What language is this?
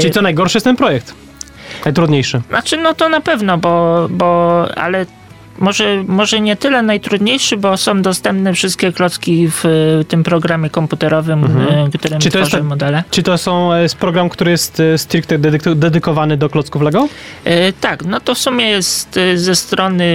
Polish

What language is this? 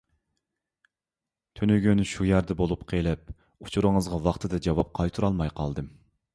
Uyghur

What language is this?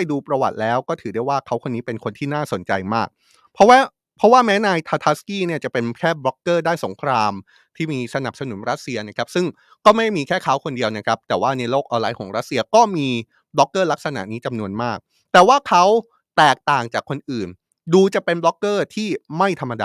Thai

